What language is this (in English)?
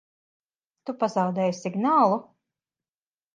Latvian